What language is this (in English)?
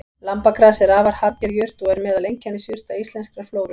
Icelandic